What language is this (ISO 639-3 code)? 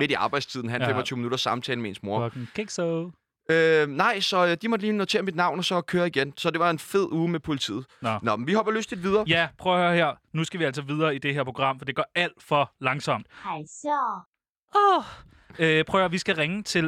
dan